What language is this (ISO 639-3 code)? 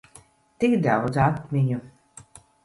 lav